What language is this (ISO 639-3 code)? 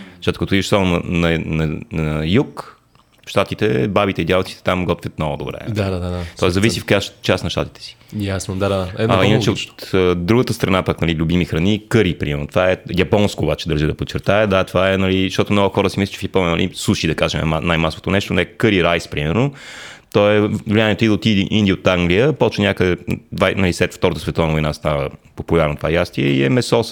bul